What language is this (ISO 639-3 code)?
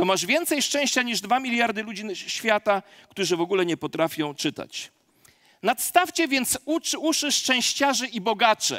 pol